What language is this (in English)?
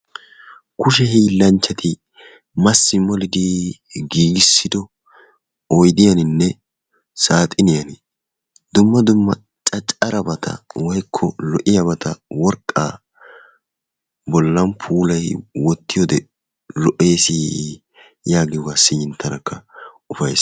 Wolaytta